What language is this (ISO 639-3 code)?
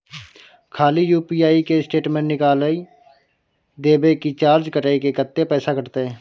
mai